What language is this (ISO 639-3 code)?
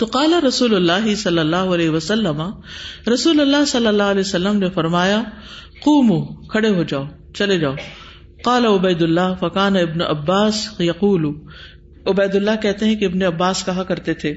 urd